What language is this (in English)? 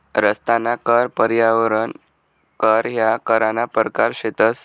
Marathi